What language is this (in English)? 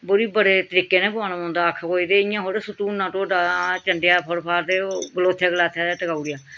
Dogri